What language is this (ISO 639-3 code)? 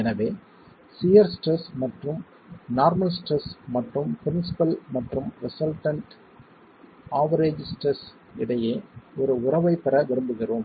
tam